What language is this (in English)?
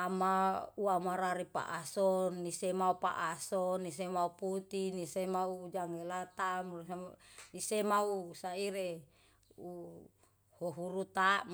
Yalahatan